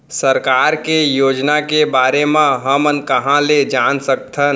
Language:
Chhattisgarhi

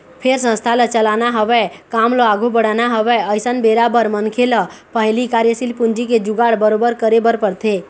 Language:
Chhattisgarhi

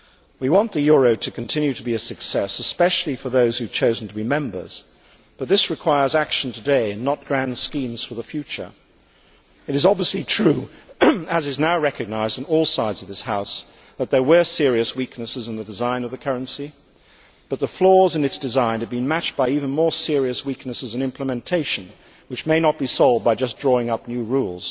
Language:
English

